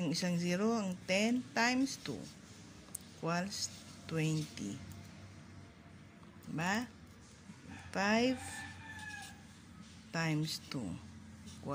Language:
Filipino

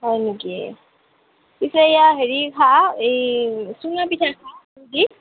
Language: Assamese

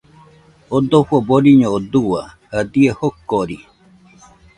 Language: Nüpode Huitoto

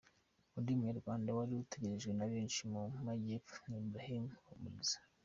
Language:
Kinyarwanda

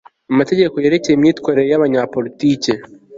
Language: Kinyarwanda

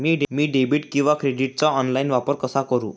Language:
Marathi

